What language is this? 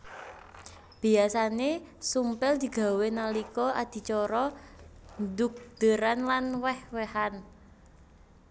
Javanese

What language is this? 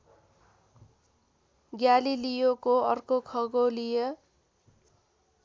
Nepali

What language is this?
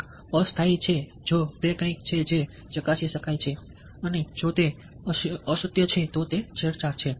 Gujarati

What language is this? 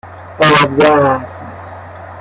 Persian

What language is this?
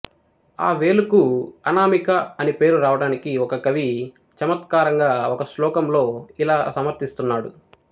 Telugu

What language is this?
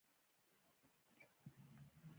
Pashto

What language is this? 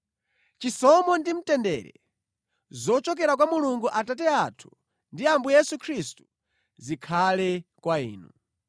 Nyanja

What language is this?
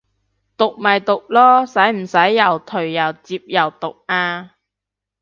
Cantonese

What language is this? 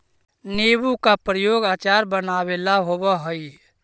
Magahi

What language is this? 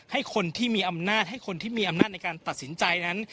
Thai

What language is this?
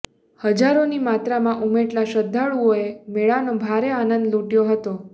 Gujarati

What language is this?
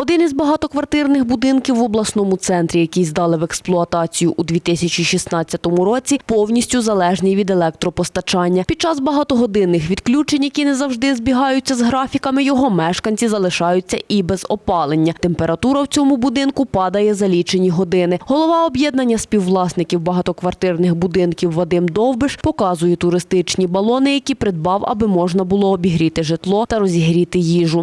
Ukrainian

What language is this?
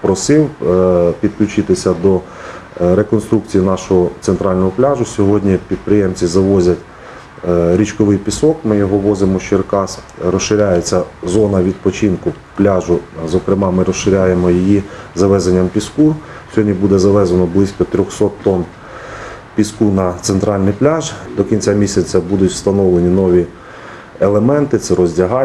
Ukrainian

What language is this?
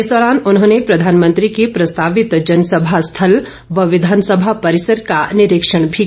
Hindi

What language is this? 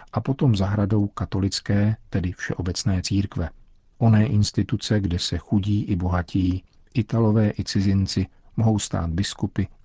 Czech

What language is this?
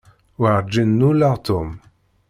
Kabyle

